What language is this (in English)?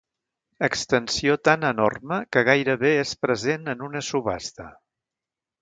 Catalan